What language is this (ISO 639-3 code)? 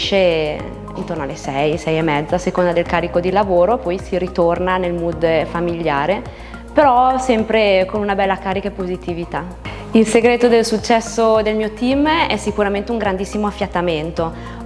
ita